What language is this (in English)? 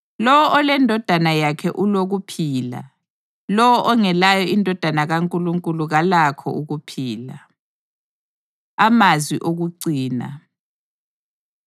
North Ndebele